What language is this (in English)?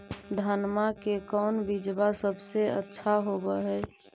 Magahi